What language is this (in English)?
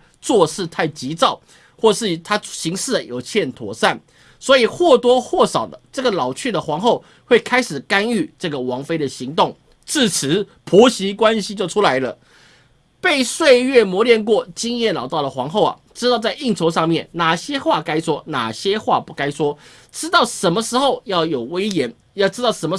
Chinese